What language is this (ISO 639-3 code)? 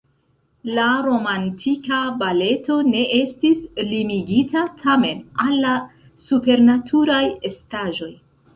epo